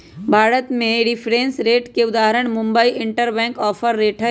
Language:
Magahi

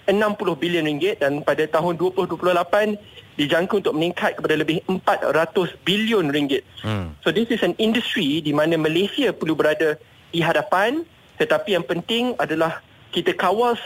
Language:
Malay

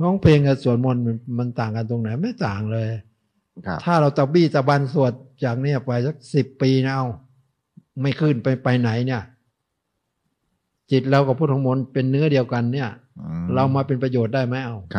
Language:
Thai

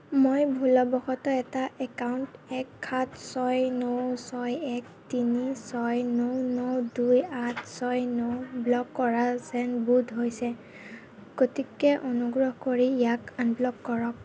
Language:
Assamese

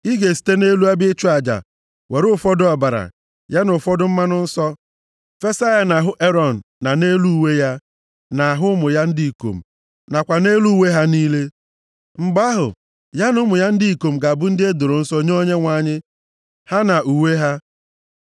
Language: Igbo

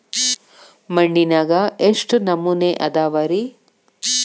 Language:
Kannada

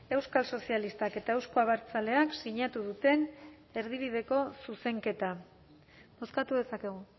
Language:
Basque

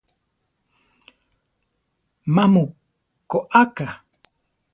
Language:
Central Tarahumara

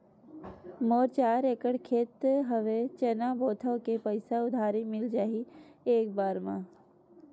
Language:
Chhattisgarhi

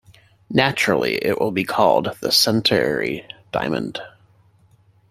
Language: English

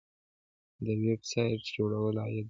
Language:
Pashto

